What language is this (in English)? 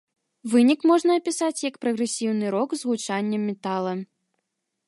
Belarusian